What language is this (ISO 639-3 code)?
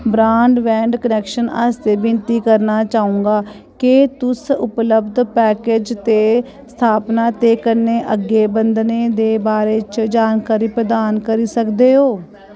doi